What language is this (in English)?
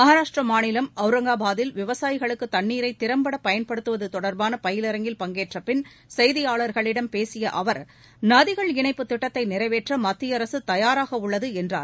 Tamil